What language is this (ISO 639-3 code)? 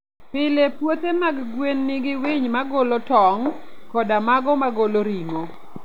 luo